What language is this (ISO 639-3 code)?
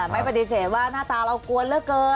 tha